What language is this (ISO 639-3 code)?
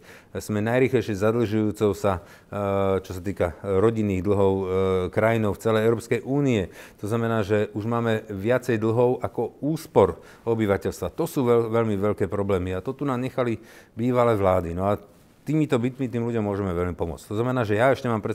slk